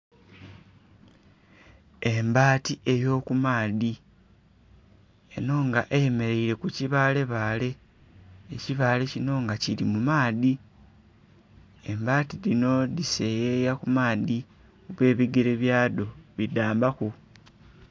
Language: Soga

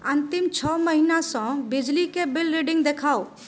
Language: Maithili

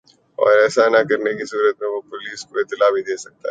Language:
Urdu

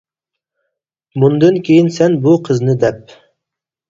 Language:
Uyghur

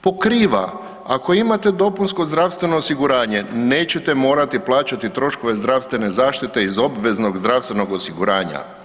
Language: Croatian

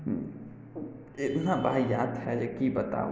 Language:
Maithili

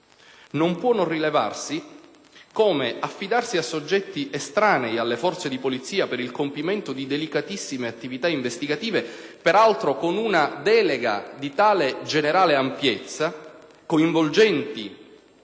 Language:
Italian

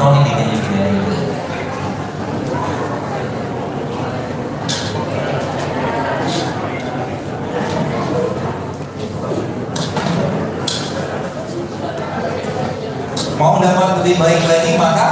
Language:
Indonesian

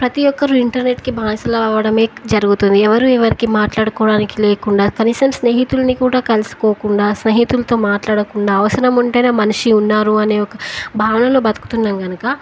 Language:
Telugu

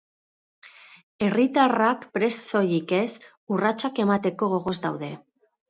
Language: Basque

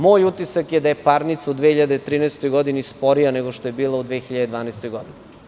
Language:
Serbian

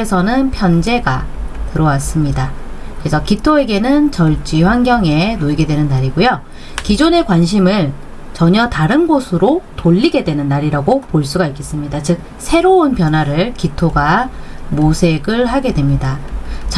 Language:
Korean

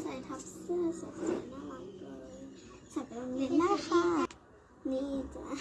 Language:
Thai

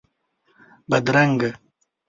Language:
Pashto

